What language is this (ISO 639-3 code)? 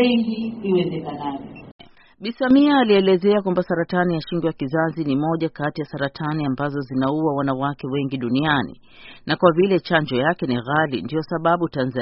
swa